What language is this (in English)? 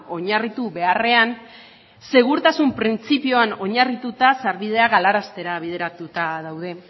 Basque